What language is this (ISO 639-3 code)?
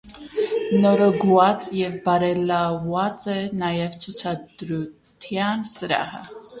hye